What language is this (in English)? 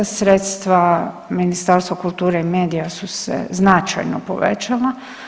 Croatian